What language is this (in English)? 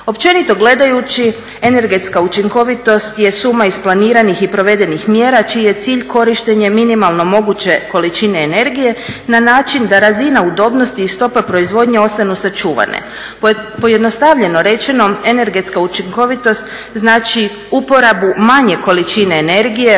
Croatian